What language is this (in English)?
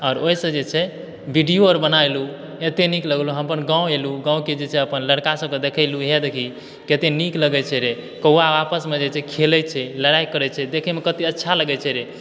Maithili